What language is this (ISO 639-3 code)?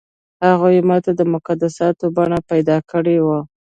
pus